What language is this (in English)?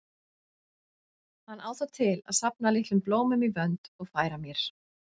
Icelandic